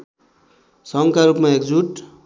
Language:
Nepali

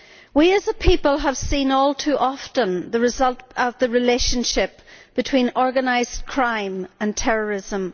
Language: English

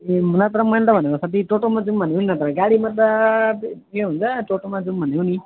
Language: Nepali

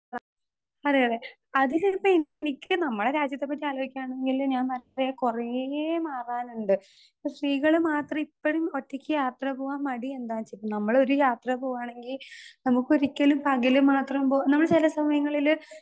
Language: Malayalam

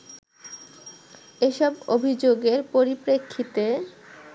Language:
Bangla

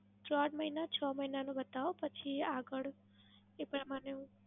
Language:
Gujarati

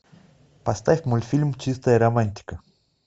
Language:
Russian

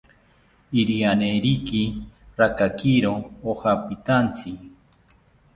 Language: South Ucayali Ashéninka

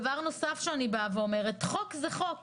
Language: Hebrew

